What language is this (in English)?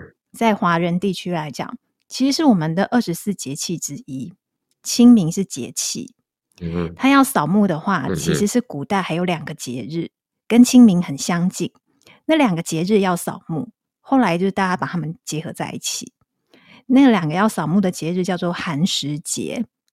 Chinese